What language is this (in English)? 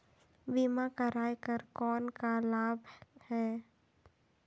Chhattisgarhi